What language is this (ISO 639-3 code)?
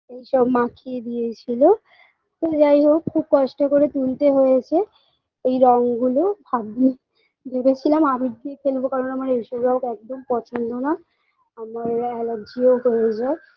ben